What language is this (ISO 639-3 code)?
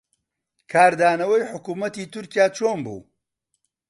ckb